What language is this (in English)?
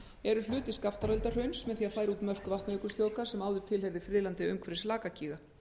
Icelandic